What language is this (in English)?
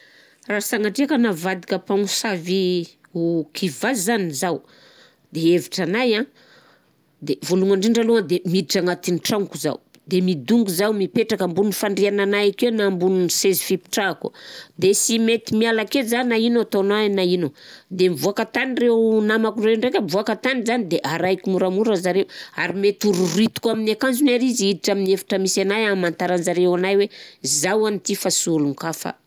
Southern Betsimisaraka Malagasy